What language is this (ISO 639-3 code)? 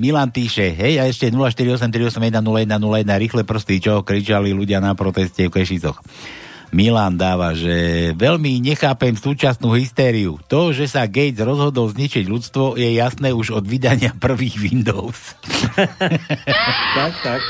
slk